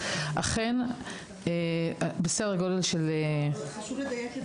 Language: Hebrew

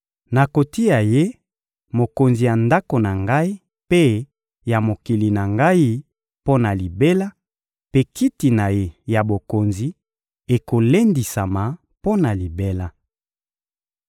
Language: Lingala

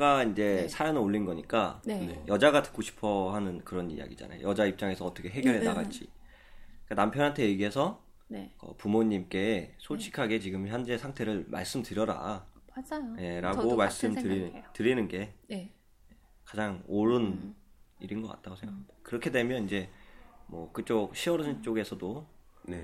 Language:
Korean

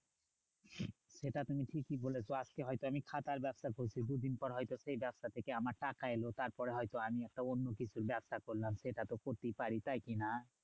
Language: Bangla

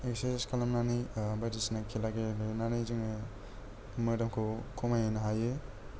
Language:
Bodo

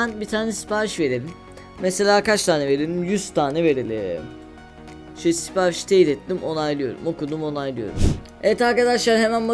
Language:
Turkish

